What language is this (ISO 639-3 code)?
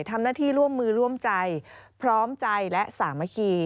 tha